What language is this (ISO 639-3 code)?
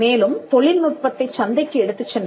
tam